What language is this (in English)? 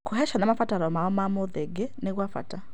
Kikuyu